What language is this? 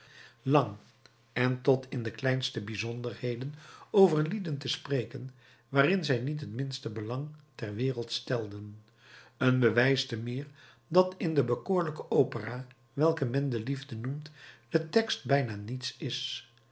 Dutch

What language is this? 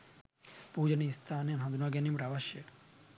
Sinhala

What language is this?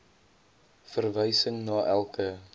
Afrikaans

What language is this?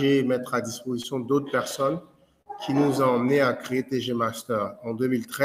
French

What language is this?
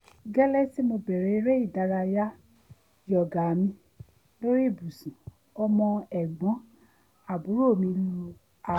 Yoruba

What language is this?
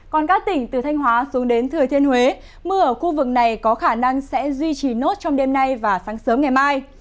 Vietnamese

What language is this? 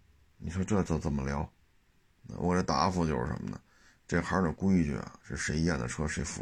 Chinese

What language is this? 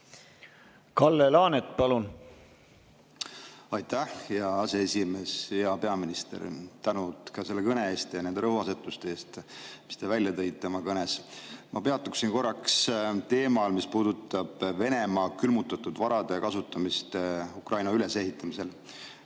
Estonian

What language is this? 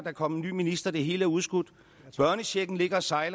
Danish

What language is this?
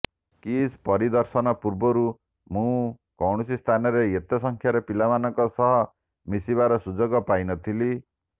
Odia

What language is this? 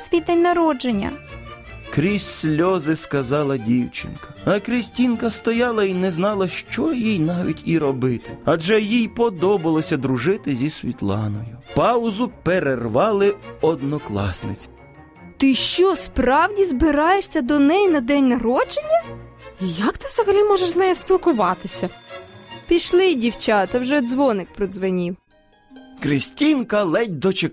Ukrainian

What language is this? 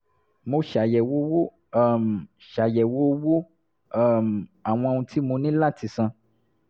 Yoruba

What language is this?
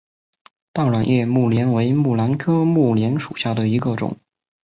Chinese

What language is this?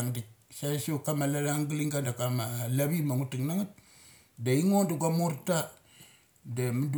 Mali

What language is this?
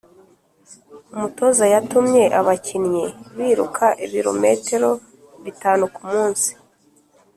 Kinyarwanda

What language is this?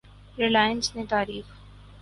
Urdu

